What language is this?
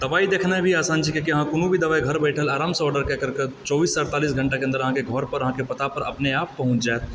Maithili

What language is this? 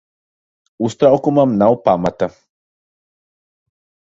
Latvian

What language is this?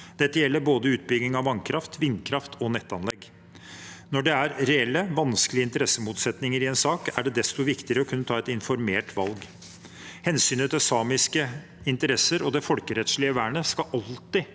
Norwegian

